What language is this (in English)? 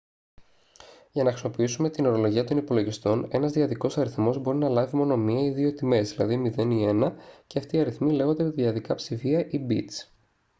Greek